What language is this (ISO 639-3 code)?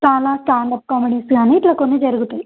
tel